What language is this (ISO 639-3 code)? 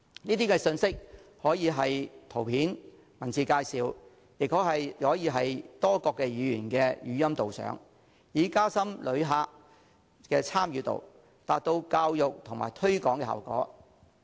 yue